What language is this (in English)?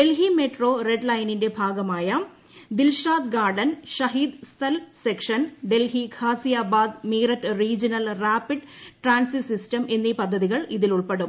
Malayalam